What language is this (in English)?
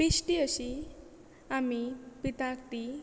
Konkani